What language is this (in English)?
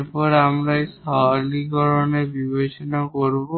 Bangla